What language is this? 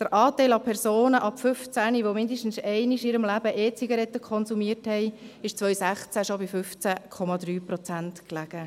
Swiss German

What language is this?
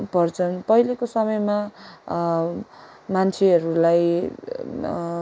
Nepali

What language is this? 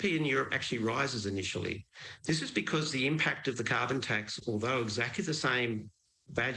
English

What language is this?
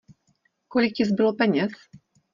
Czech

